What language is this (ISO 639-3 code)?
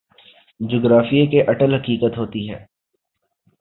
urd